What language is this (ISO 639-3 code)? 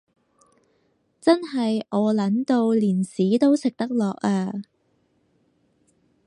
yue